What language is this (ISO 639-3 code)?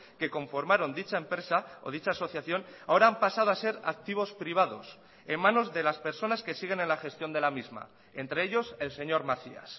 spa